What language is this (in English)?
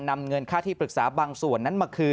Thai